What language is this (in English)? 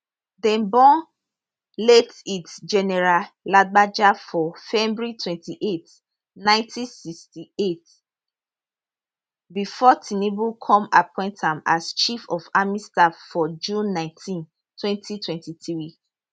Nigerian Pidgin